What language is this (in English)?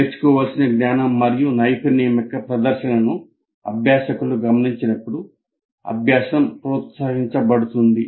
Telugu